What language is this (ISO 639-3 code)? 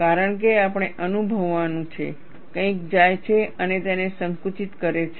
guj